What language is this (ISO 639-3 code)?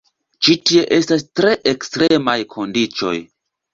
epo